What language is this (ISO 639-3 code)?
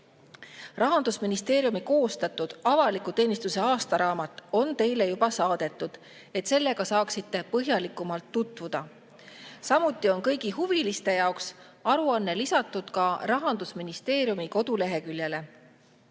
est